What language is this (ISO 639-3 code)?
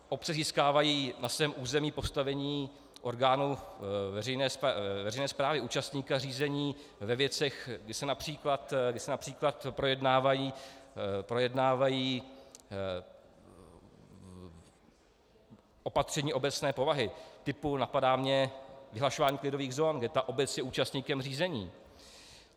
ces